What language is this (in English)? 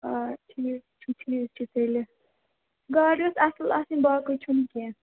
Kashmiri